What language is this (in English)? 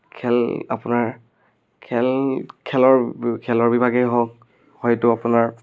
Assamese